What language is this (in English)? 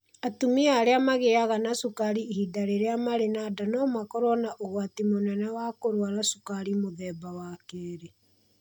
Kikuyu